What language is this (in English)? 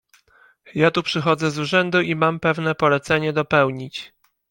Polish